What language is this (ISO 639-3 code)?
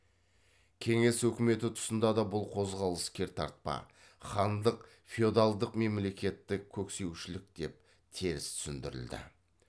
kaz